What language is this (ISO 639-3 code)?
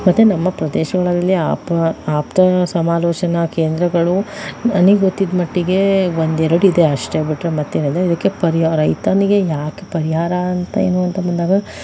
kan